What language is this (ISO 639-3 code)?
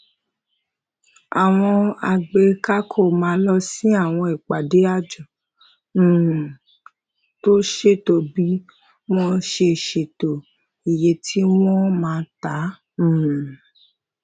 yor